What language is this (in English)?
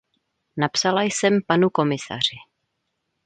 Czech